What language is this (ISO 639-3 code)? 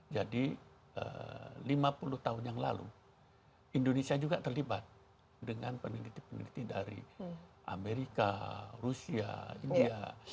ind